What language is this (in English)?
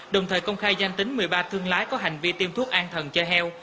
Vietnamese